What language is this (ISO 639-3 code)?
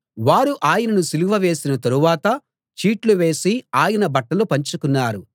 tel